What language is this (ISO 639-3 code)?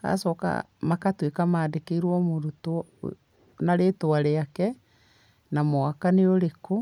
kik